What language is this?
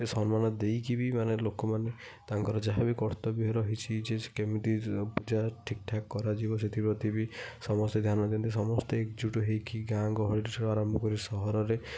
Odia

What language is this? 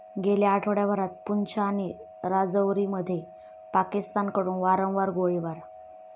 Marathi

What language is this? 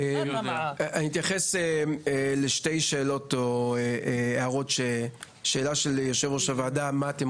Hebrew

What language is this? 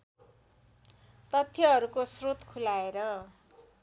Nepali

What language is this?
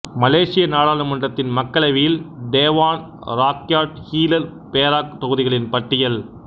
Tamil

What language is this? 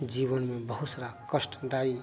Hindi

